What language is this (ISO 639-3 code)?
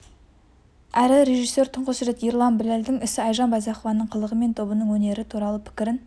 kaz